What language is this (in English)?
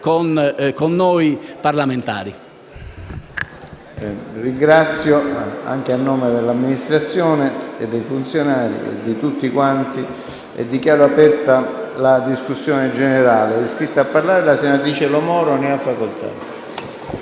Italian